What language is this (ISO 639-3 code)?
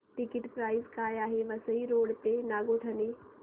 mar